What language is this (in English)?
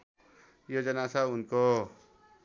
Nepali